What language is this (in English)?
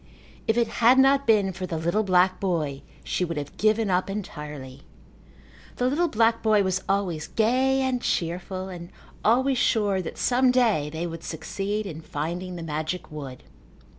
English